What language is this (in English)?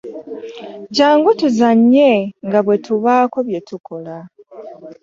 Ganda